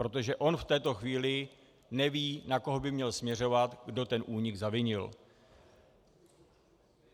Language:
Czech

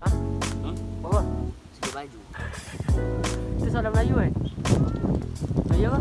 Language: Malay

